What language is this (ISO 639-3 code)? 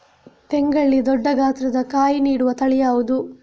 kan